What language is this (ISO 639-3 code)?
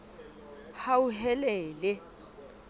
sot